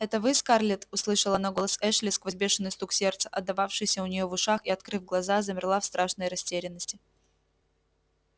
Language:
Russian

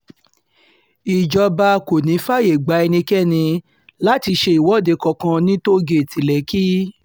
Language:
Yoruba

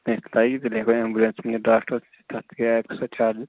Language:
Kashmiri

